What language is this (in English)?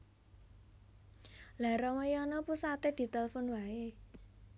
Javanese